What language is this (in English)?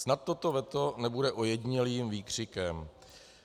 Czech